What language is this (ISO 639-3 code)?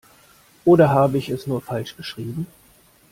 deu